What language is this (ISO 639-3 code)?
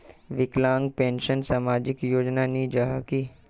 mag